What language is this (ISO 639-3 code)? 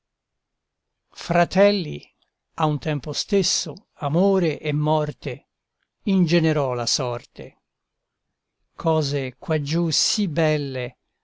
ita